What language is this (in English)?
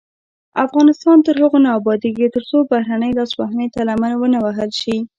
Pashto